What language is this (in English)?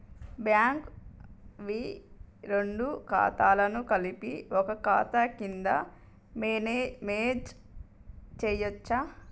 Telugu